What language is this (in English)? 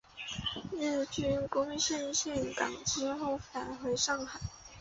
Chinese